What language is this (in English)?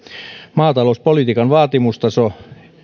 Finnish